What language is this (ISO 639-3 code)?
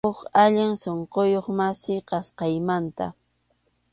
qxu